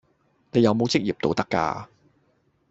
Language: Cantonese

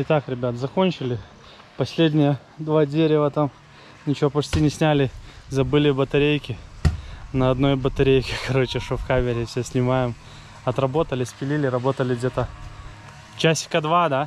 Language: Russian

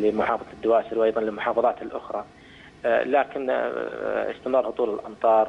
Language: Arabic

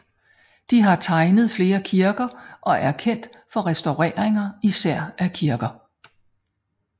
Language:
Danish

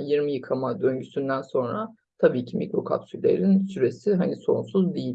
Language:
Turkish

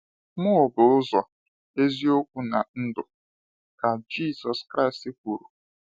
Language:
Igbo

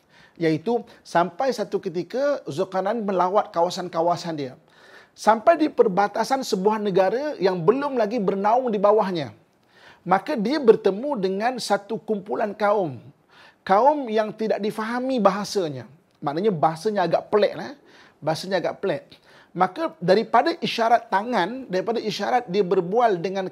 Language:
Malay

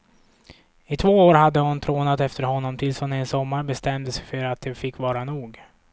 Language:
Swedish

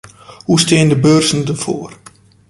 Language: Western Frisian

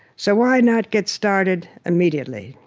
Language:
English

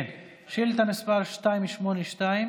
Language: Hebrew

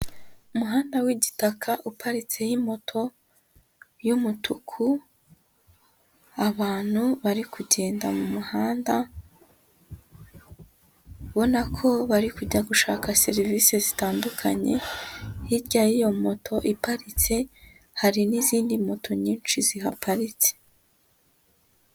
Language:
Kinyarwanda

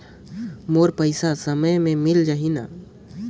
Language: Chhattisgarhi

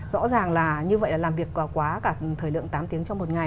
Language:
Vietnamese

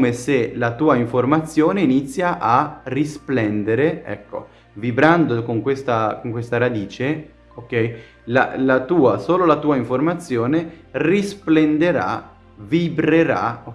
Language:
Italian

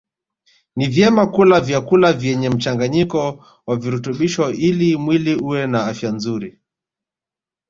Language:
Swahili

